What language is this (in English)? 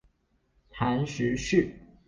Chinese